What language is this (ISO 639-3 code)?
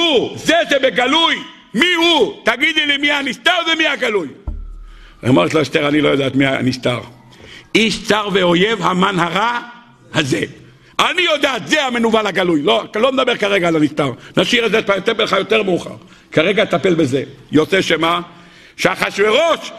heb